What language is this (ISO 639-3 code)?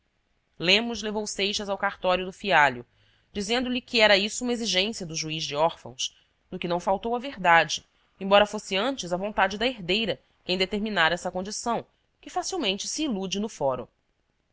por